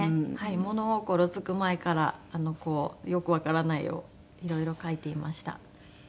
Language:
Japanese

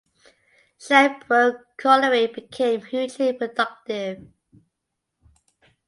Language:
English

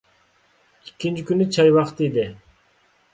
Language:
Uyghur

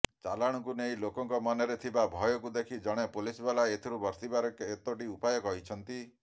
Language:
Odia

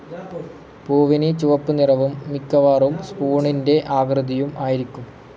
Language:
Malayalam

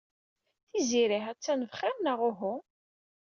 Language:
Kabyle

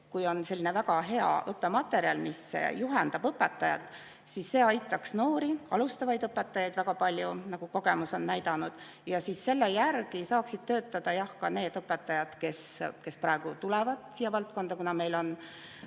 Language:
Estonian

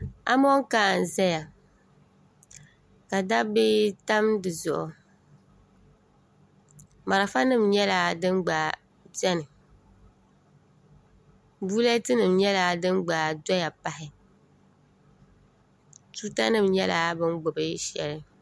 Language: Dagbani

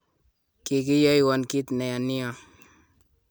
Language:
Kalenjin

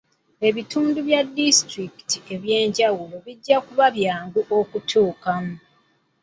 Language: Ganda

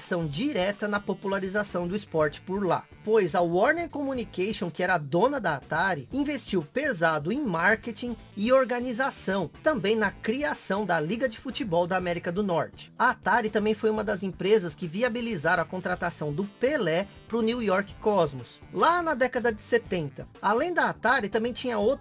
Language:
Portuguese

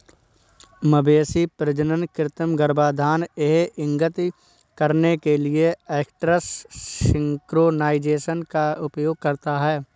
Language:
Hindi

